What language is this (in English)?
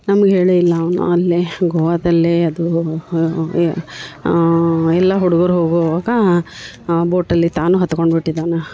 Kannada